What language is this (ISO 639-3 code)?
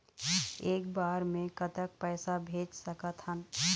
hne